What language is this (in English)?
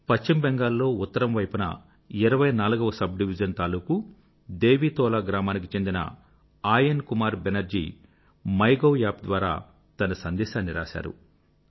Telugu